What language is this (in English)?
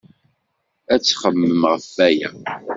Kabyle